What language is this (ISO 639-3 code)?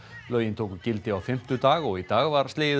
isl